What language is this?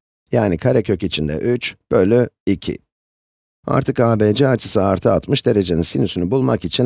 Turkish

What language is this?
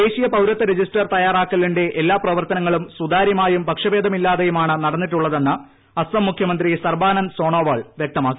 Malayalam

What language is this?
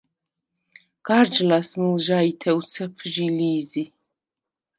Svan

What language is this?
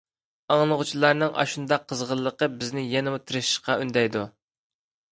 Uyghur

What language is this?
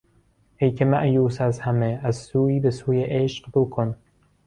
Persian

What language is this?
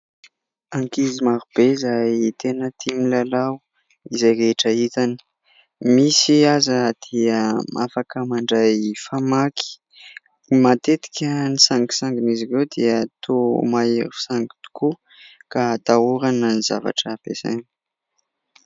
Malagasy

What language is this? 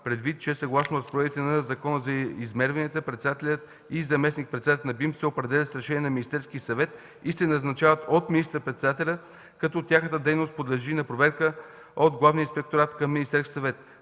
Bulgarian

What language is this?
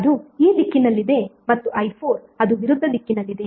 Kannada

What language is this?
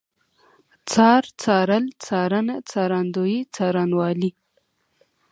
Pashto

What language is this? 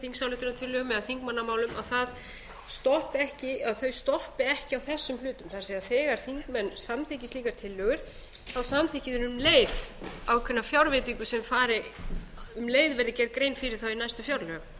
Icelandic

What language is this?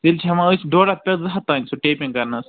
Kashmiri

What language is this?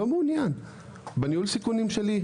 Hebrew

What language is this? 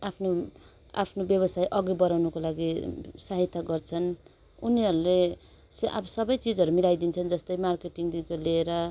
Nepali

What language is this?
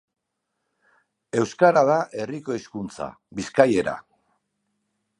Basque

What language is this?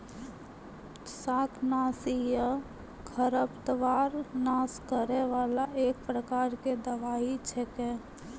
Maithili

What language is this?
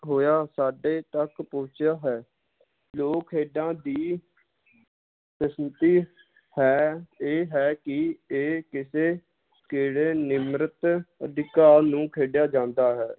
Punjabi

